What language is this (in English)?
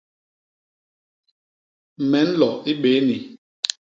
Basaa